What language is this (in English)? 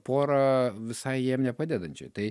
Lithuanian